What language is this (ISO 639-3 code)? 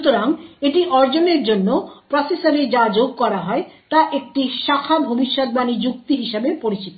ben